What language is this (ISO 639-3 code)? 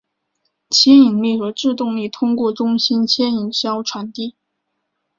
zho